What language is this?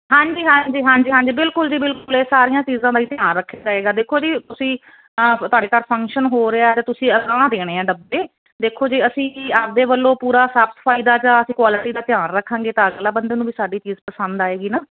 Punjabi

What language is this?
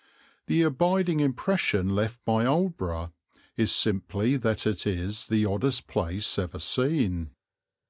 English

